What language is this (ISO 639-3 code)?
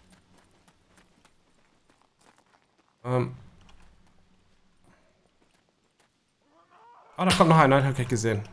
deu